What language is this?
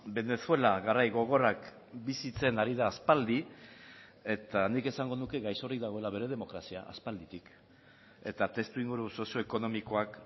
Basque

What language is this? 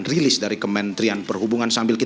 Indonesian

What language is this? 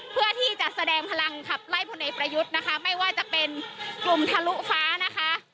Thai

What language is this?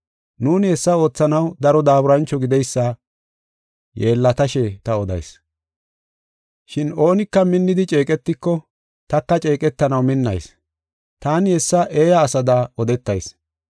Gofa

